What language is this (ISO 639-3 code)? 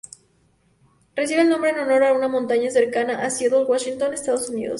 spa